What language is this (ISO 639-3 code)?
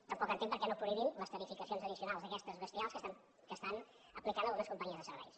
cat